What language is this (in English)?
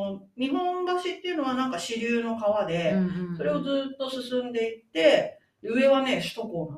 Japanese